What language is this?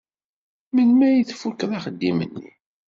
Kabyle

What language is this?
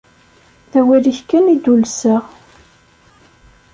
Kabyle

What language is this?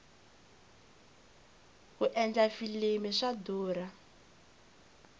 Tsonga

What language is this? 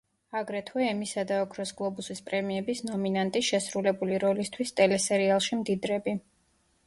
Georgian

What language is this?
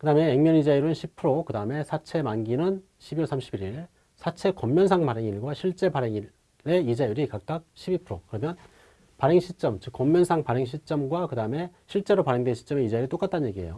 Korean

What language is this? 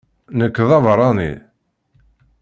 Kabyle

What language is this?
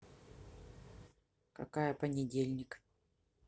Russian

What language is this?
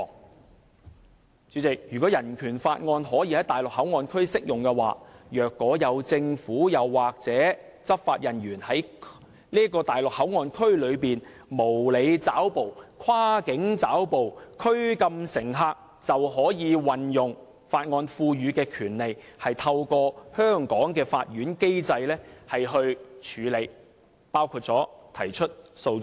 Cantonese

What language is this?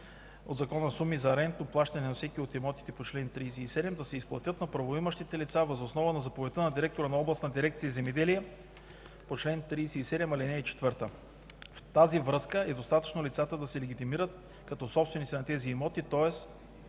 Bulgarian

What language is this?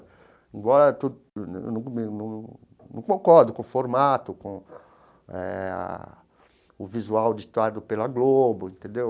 Portuguese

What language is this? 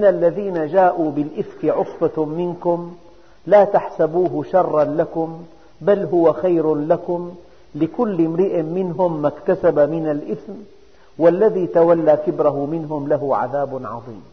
Arabic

